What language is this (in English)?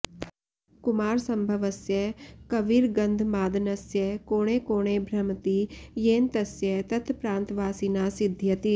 Sanskrit